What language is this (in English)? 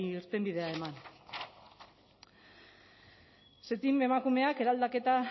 Basque